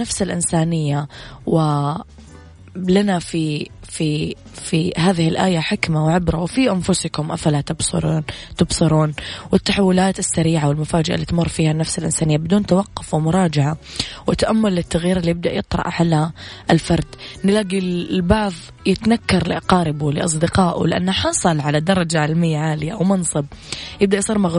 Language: Arabic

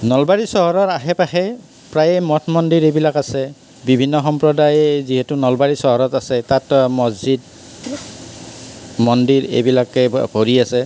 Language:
Assamese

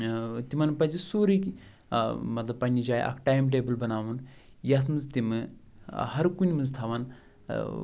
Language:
Kashmiri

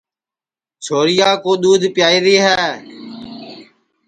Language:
Sansi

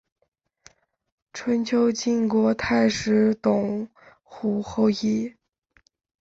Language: Chinese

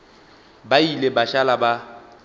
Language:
Northern Sotho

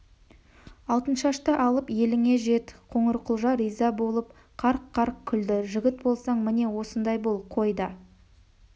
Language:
Kazakh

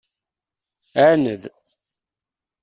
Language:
Kabyle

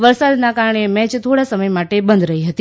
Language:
Gujarati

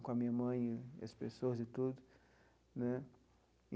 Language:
Portuguese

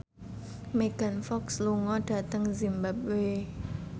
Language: Javanese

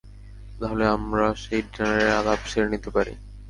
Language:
Bangla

